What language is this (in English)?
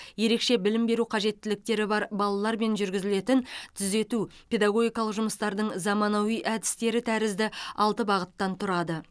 Kazakh